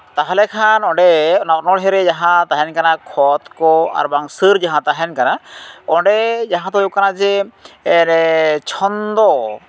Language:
Santali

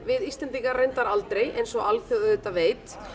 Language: Icelandic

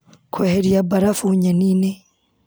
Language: Kikuyu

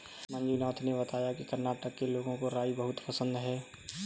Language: Hindi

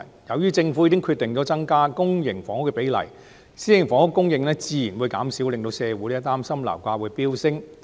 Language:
Cantonese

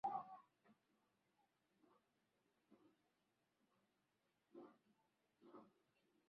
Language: Swahili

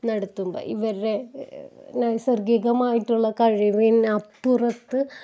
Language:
Malayalam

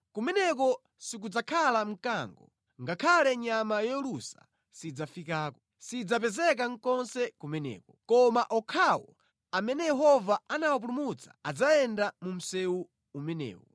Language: Nyanja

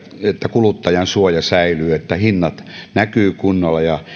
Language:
Finnish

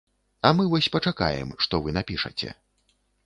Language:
Belarusian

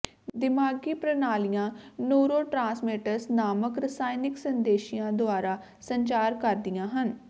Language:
Punjabi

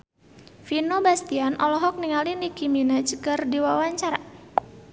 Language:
Sundanese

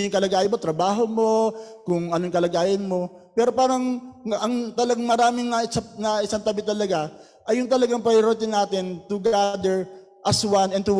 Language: Filipino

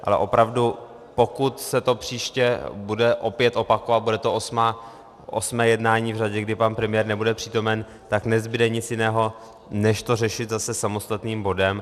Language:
Czech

